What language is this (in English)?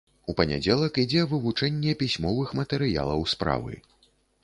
Belarusian